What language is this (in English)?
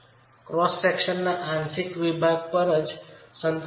Gujarati